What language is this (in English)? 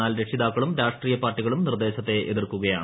Malayalam